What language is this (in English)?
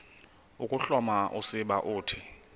Xhosa